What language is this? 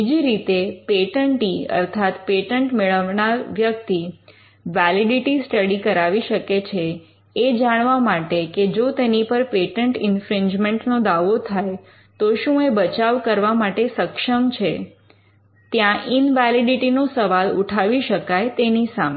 Gujarati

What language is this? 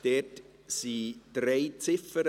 Swiss German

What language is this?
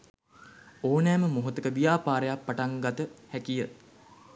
Sinhala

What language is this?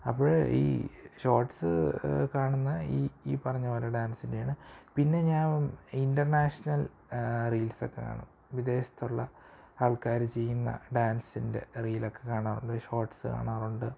Malayalam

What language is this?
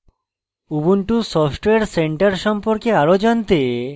Bangla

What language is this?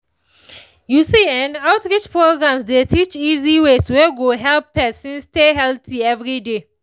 Nigerian Pidgin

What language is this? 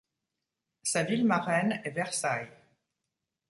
French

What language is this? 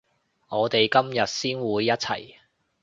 Cantonese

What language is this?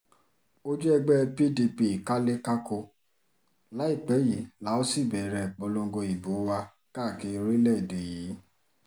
Yoruba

